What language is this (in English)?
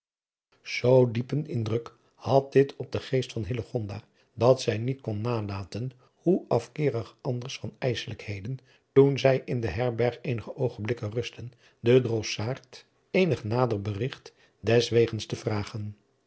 Dutch